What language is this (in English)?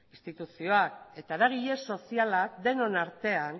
Basque